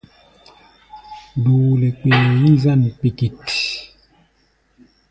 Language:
Gbaya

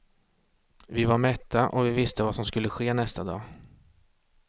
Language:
Swedish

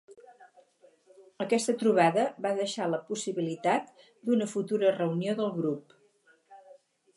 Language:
Catalan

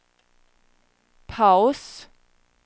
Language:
Swedish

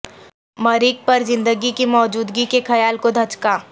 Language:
Urdu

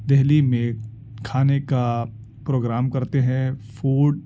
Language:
Urdu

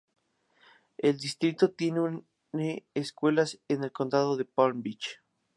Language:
Spanish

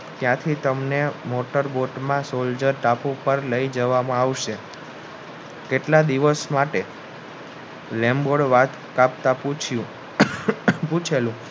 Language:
Gujarati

